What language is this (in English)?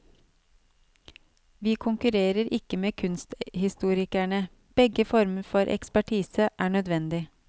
Norwegian